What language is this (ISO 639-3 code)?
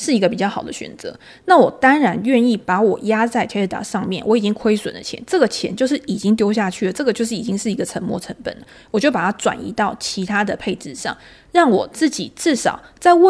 zho